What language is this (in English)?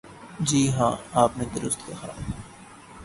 Urdu